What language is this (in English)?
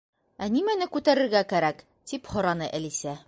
Bashkir